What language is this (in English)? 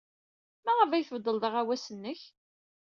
Kabyle